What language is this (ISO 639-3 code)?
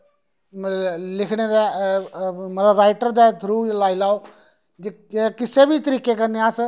doi